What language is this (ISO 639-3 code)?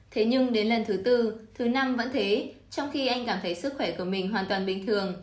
vie